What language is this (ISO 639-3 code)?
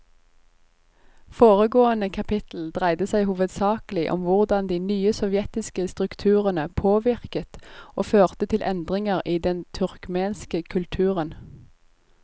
nor